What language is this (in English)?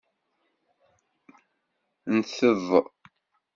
Kabyle